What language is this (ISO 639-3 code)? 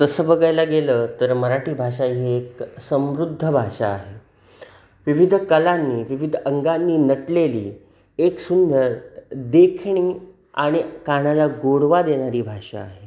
mar